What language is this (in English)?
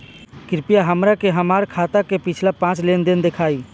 Bhojpuri